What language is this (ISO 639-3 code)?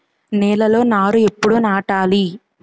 tel